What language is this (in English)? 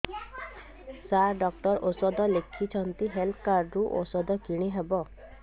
Odia